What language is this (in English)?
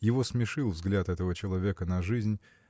Russian